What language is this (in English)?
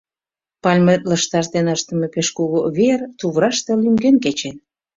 Mari